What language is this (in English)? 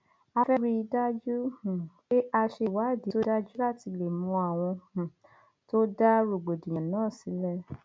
Yoruba